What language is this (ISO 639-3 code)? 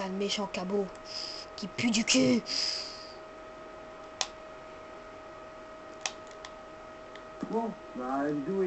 fra